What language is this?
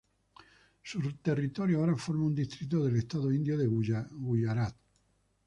Spanish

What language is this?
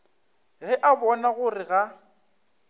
Northern Sotho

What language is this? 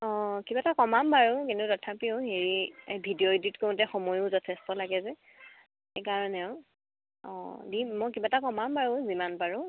Assamese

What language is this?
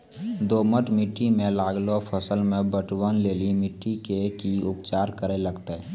Maithili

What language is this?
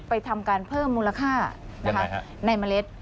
Thai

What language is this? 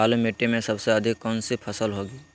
Magahi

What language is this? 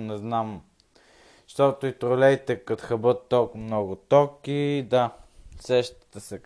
Bulgarian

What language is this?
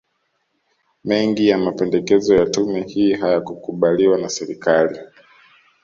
Swahili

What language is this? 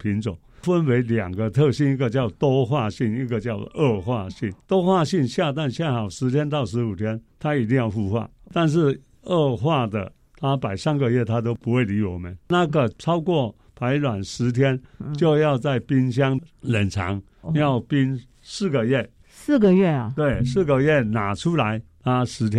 Chinese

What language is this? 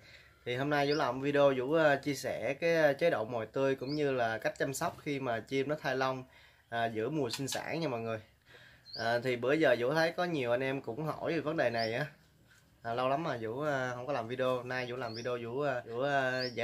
Vietnamese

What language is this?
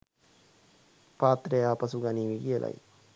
Sinhala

